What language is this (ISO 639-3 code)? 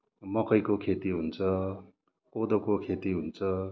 nep